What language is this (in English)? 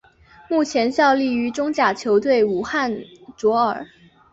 Chinese